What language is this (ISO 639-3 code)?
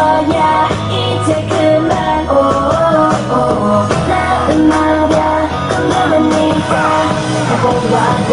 ind